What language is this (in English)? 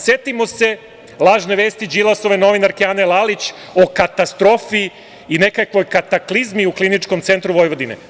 Serbian